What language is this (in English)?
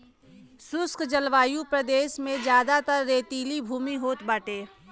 Bhojpuri